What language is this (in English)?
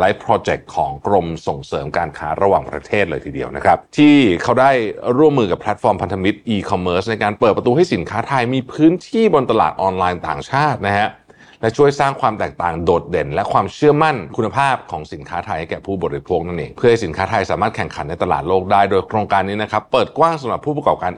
Thai